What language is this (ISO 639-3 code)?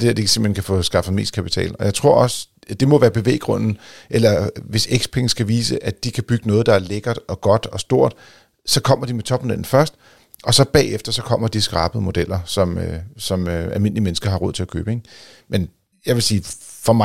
dan